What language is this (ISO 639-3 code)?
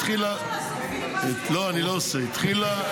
heb